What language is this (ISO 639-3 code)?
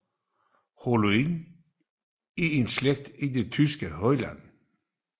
dan